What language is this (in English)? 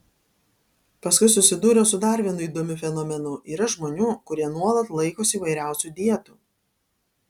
Lithuanian